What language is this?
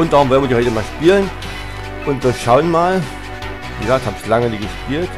German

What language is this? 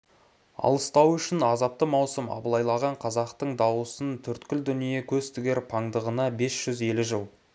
Kazakh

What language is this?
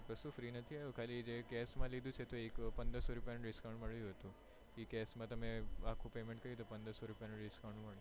Gujarati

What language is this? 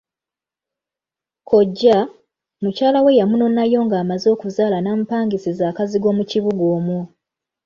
Ganda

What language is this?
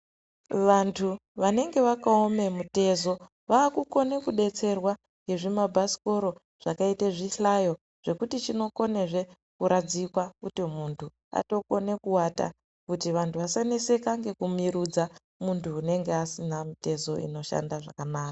Ndau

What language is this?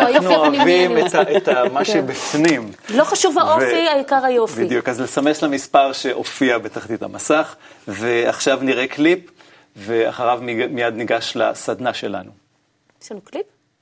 Hebrew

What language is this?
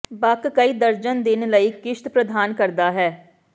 Punjabi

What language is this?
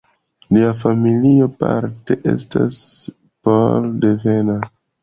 Esperanto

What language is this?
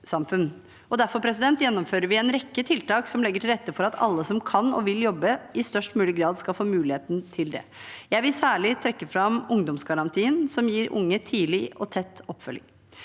Norwegian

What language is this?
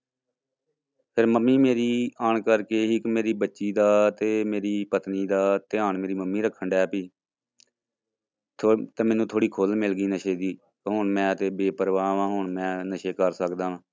Punjabi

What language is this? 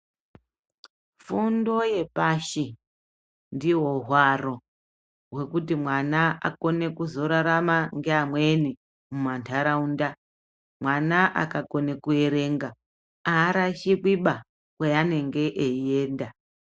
Ndau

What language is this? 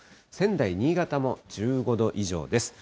Japanese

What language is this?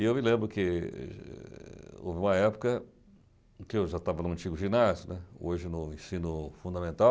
Portuguese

